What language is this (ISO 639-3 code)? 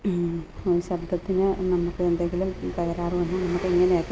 mal